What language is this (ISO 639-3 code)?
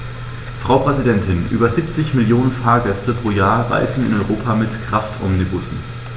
deu